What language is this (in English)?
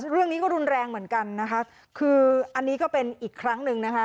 Thai